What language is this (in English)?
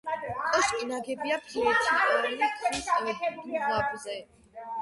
Georgian